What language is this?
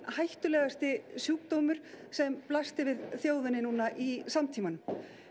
Icelandic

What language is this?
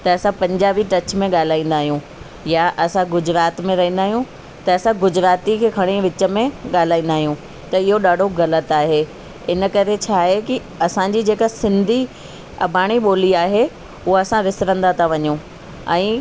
Sindhi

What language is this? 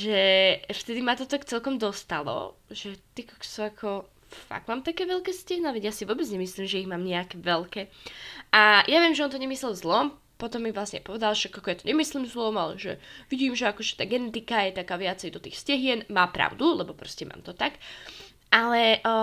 Slovak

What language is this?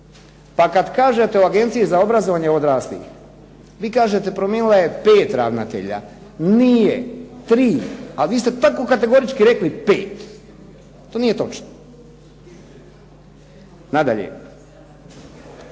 Croatian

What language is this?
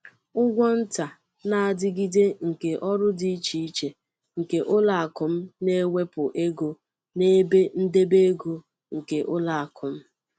Igbo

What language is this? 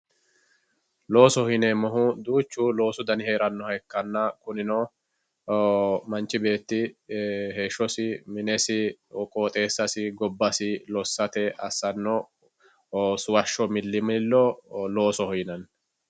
Sidamo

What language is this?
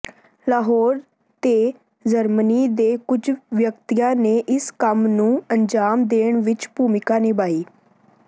Punjabi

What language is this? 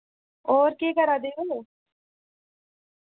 Dogri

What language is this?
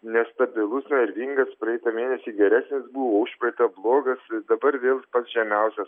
Lithuanian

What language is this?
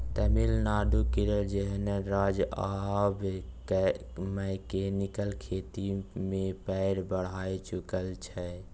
Maithili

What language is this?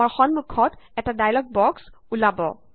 Assamese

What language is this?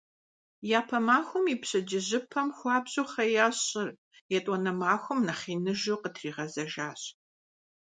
Kabardian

